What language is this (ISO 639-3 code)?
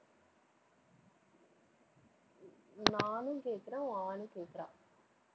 tam